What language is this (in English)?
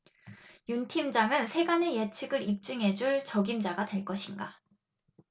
Korean